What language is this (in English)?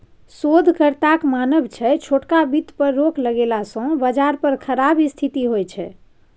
Maithili